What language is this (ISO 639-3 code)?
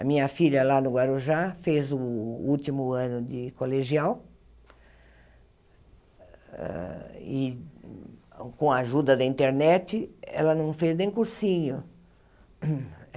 por